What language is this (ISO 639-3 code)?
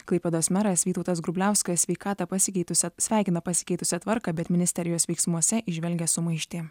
lit